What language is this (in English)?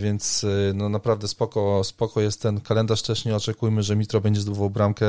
Polish